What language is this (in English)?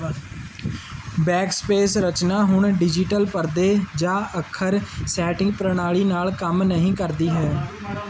Punjabi